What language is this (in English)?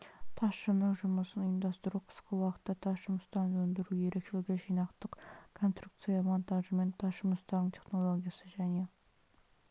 Kazakh